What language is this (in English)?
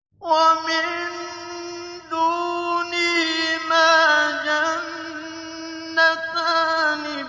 Arabic